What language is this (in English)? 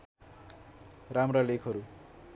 Nepali